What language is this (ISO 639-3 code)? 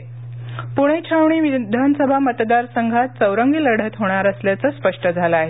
mar